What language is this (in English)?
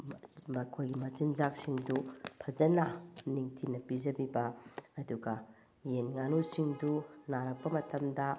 Manipuri